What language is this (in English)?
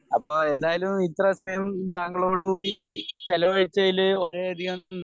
Malayalam